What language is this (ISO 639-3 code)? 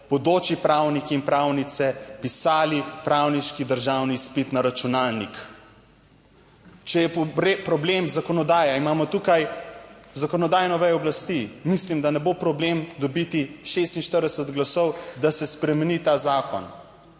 slv